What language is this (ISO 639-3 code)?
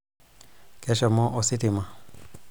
mas